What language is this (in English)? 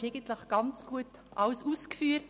Swiss German